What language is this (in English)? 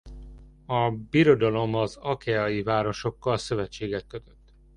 Hungarian